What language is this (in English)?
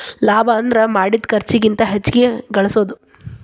Kannada